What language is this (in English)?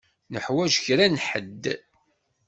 Kabyle